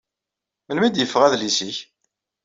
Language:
Kabyle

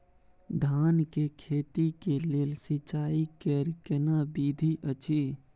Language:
Maithili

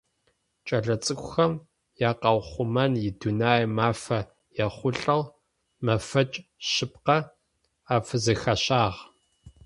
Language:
Adyghe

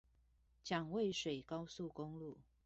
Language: Chinese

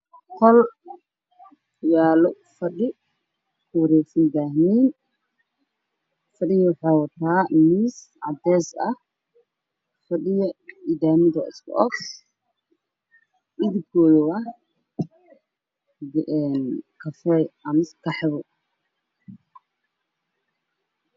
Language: Somali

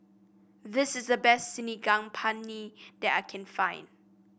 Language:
English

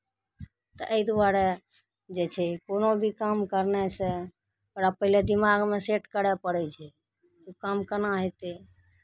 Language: Maithili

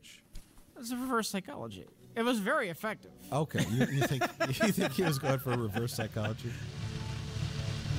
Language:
English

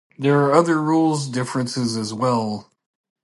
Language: English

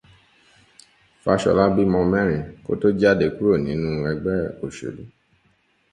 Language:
Yoruba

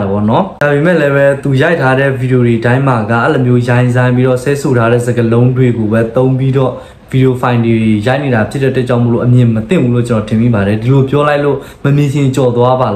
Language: Thai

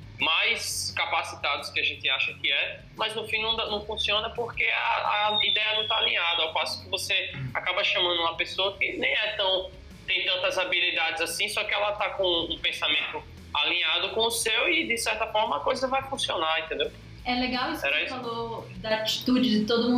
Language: Portuguese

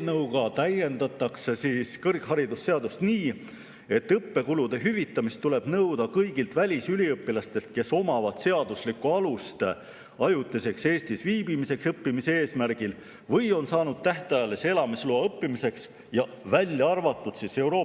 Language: Estonian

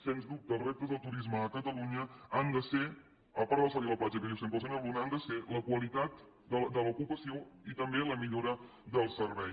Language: Catalan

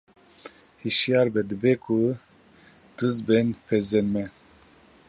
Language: Kurdish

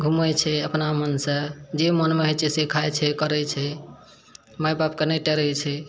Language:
Maithili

